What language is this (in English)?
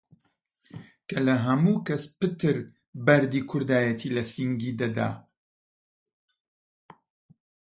Central Kurdish